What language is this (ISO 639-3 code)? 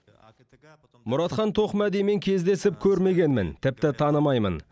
kaz